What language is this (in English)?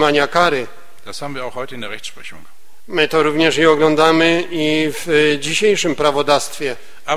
Polish